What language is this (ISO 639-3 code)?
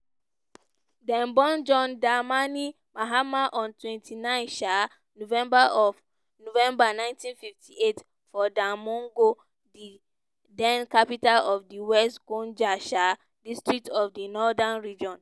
pcm